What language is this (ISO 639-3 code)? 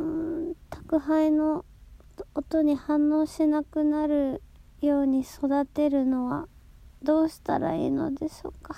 jpn